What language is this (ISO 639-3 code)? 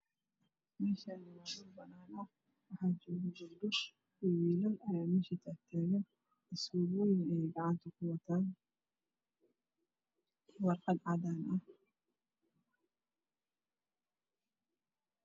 som